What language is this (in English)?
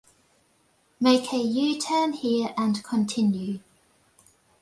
English